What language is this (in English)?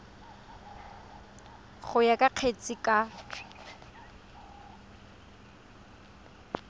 Tswana